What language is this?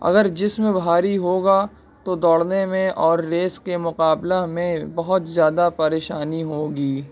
Urdu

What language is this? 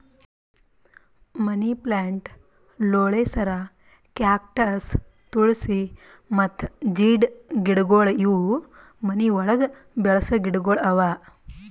Kannada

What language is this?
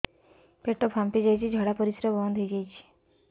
Odia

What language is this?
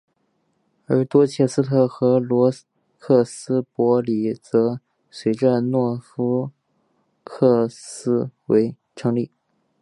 Chinese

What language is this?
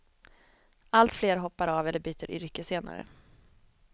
Swedish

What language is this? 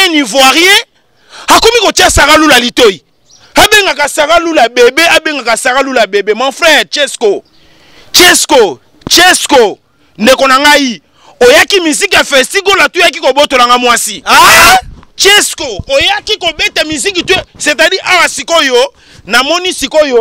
French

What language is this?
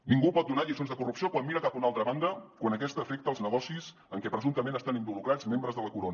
Catalan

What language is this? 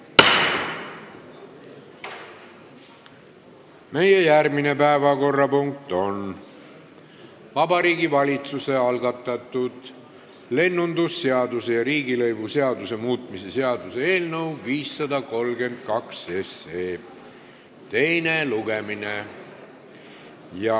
Estonian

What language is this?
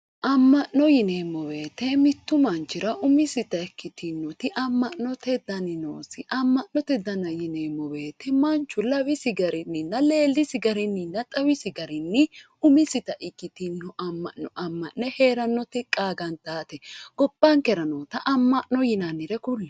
Sidamo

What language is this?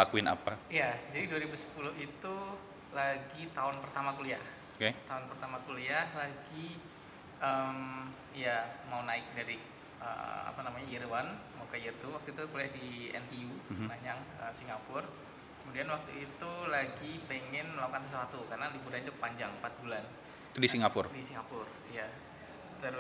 Indonesian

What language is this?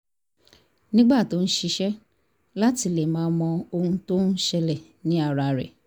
Yoruba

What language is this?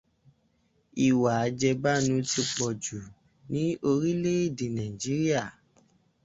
Yoruba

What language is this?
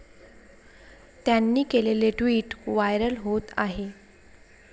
Marathi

